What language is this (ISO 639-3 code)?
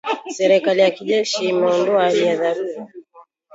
swa